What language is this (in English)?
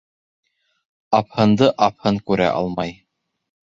Bashkir